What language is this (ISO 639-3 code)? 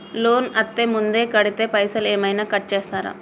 tel